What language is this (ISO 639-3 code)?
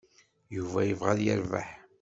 kab